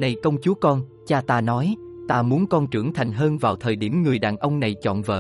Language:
Vietnamese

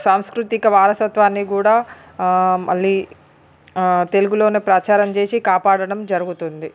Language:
Telugu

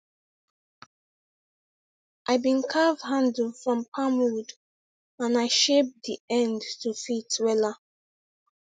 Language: Nigerian Pidgin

